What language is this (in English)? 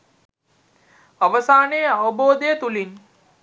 Sinhala